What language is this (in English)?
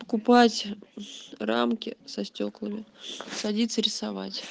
Russian